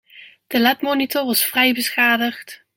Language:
Dutch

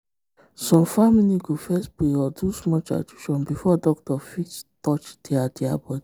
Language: Nigerian Pidgin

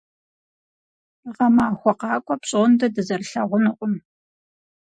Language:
Kabardian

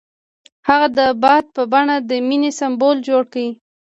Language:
Pashto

